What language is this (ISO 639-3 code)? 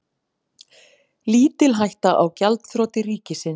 isl